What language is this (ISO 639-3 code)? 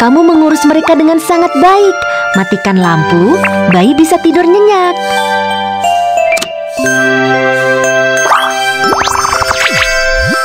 ind